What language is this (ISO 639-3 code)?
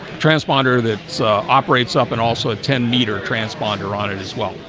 eng